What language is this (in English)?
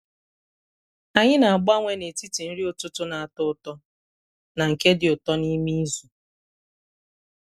Igbo